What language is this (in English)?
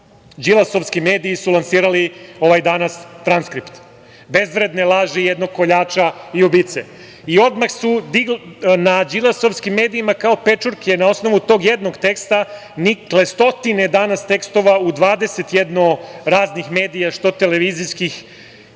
Serbian